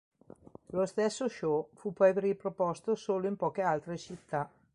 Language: Italian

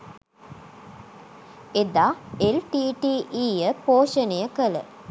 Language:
Sinhala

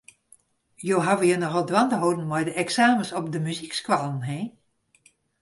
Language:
Western Frisian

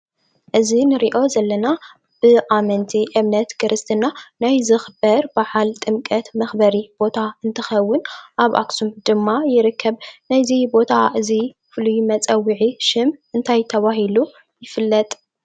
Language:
Tigrinya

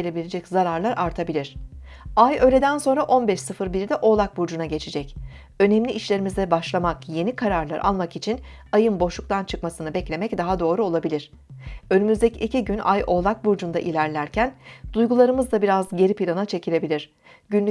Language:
Turkish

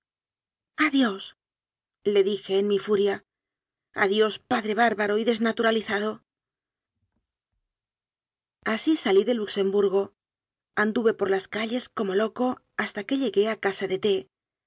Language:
Spanish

